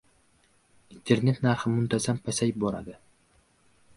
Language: Uzbek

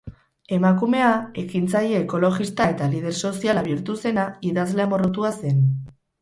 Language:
Basque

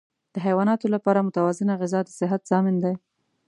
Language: Pashto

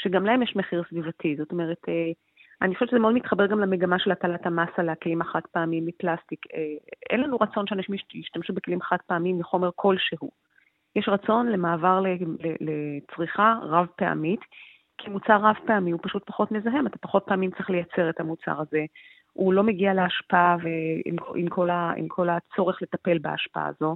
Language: Hebrew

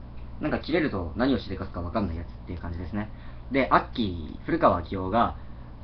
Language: Japanese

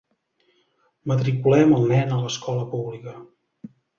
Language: Catalan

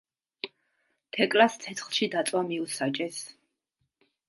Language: Georgian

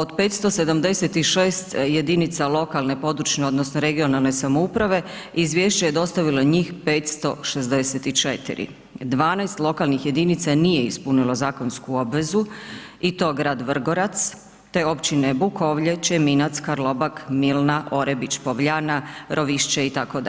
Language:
Croatian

